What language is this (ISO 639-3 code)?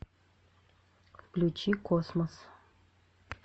rus